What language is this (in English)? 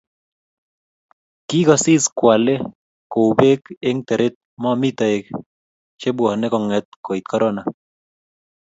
Kalenjin